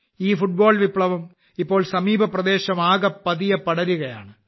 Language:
Malayalam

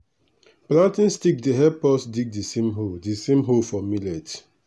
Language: Nigerian Pidgin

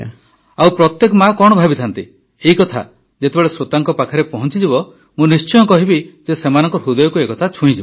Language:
Odia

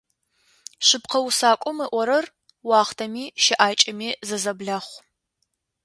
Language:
Adyghe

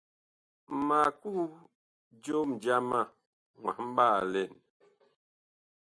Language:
Bakoko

